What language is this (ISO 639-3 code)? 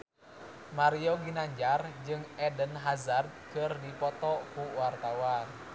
sun